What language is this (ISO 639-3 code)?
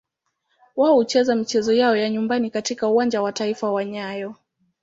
swa